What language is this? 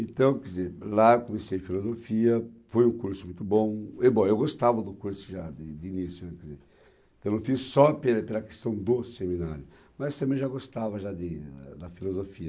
Portuguese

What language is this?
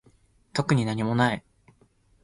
Japanese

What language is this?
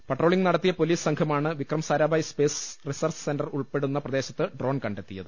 Malayalam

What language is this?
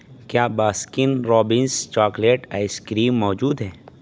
Urdu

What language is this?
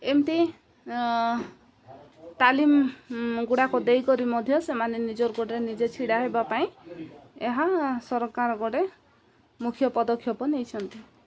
Odia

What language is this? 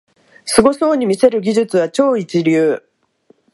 Japanese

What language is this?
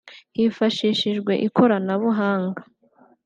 Kinyarwanda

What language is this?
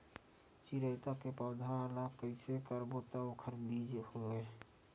Chhattisgarhi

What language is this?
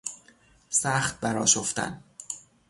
Persian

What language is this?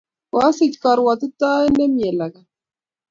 Kalenjin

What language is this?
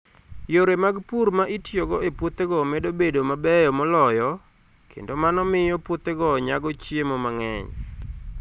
Luo (Kenya and Tanzania)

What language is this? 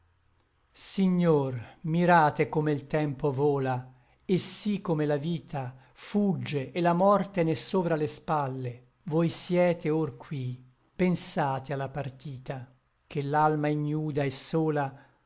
Italian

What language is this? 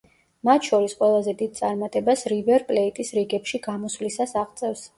Georgian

